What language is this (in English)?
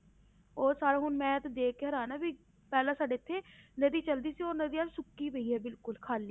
Punjabi